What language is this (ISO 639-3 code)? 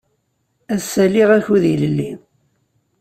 kab